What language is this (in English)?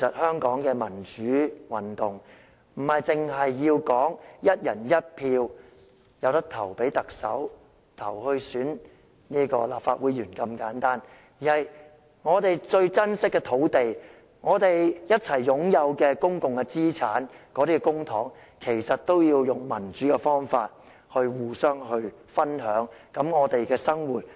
Cantonese